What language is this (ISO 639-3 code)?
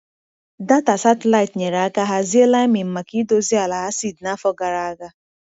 ibo